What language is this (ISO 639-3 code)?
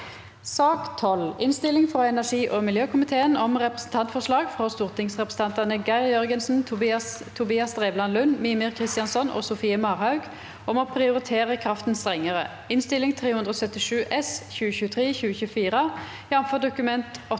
nor